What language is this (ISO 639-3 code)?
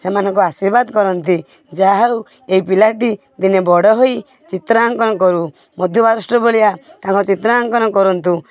ori